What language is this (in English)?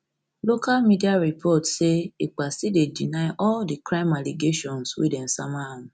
Nigerian Pidgin